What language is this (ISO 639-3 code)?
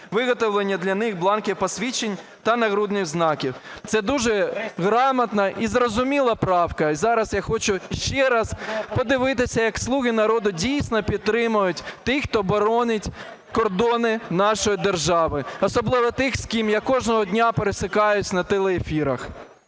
ukr